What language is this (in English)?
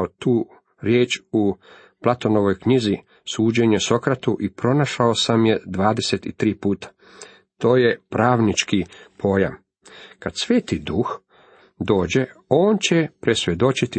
Croatian